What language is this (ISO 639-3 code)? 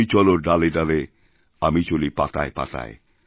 ben